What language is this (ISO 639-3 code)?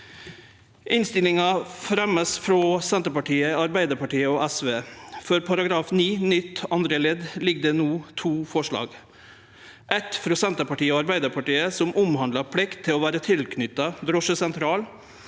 nor